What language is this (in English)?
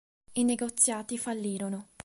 Italian